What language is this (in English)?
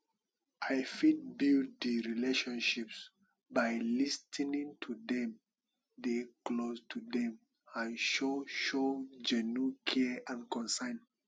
Nigerian Pidgin